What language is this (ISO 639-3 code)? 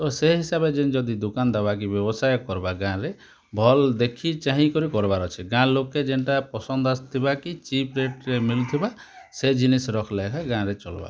ori